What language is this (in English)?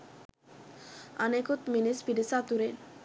Sinhala